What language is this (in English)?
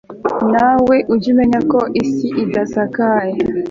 Kinyarwanda